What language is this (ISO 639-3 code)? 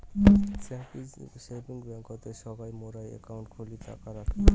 ben